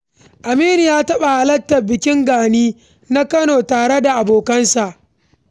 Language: Hausa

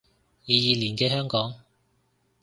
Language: Cantonese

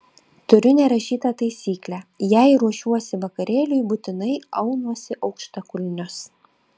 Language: Lithuanian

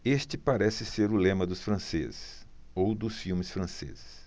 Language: Portuguese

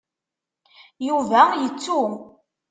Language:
Kabyle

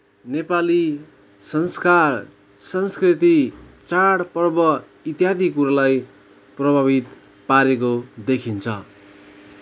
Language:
Nepali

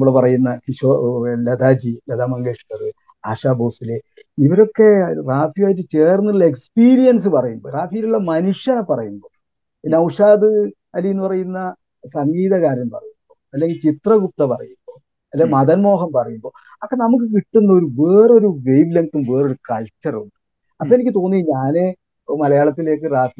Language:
Malayalam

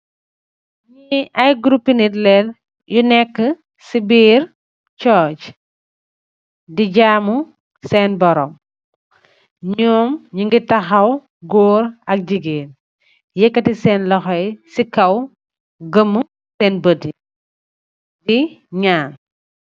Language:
Wolof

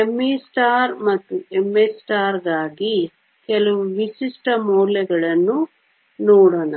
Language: Kannada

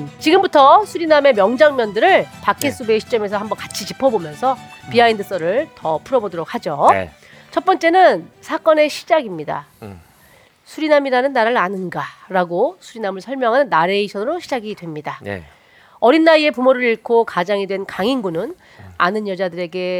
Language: Korean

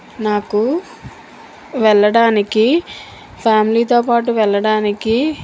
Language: Telugu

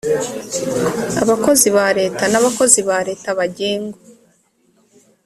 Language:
Kinyarwanda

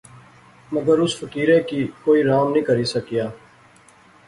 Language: Pahari-Potwari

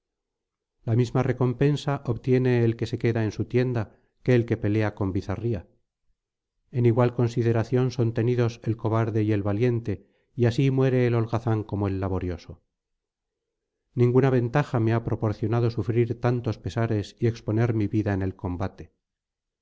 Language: Spanish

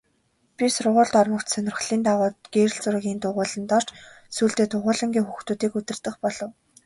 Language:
Mongolian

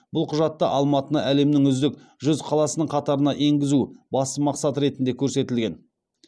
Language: Kazakh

